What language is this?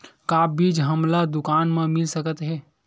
Chhattisgarhi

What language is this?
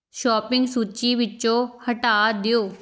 Punjabi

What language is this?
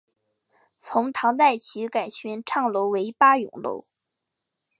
Chinese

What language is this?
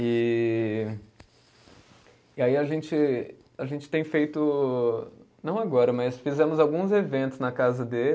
Portuguese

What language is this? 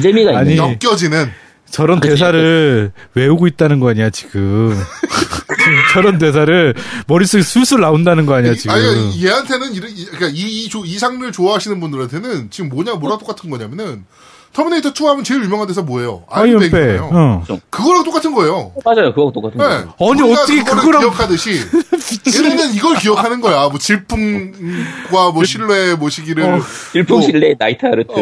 Korean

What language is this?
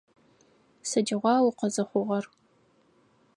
Adyghe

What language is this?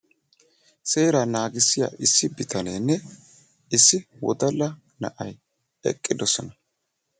Wolaytta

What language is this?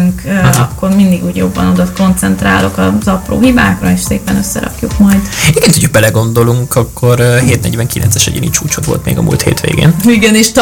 Hungarian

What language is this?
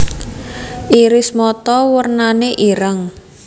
Javanese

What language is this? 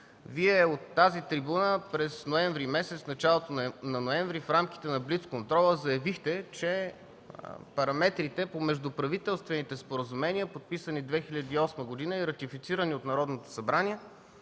Bulgarian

